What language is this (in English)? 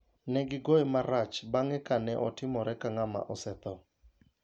Luo (Kenya and Tanzania)